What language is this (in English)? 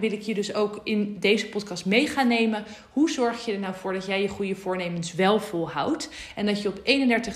Dutch